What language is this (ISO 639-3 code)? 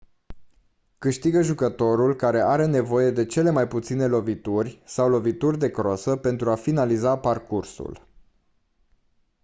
ron